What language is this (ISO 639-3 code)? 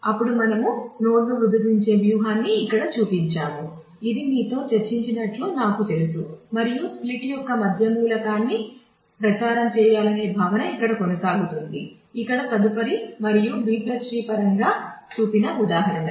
tel